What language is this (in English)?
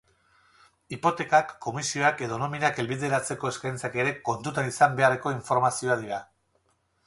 Basque